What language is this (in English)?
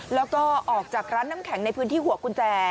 Thai